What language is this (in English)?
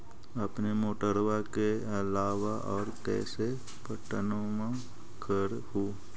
Magahi